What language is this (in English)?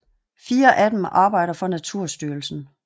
Danish